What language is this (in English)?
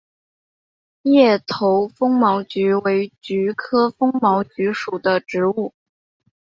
Chinese